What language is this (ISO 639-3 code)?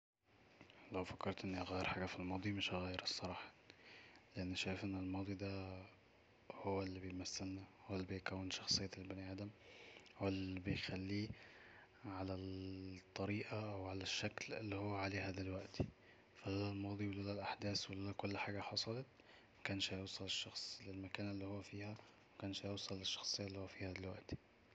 arz